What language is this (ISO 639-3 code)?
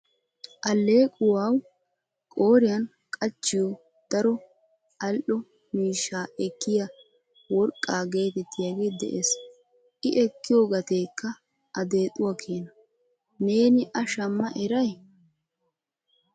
wal